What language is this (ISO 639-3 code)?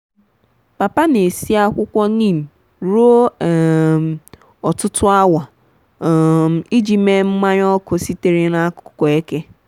ibo